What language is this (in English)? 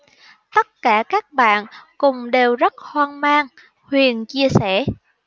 Vietnamese